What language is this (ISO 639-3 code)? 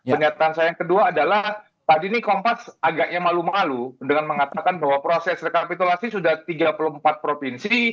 ind